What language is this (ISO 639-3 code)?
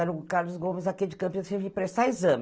por